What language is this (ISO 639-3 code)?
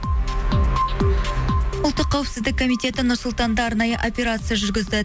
kaz